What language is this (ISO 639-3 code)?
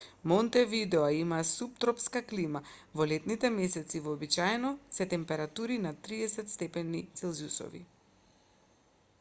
mkd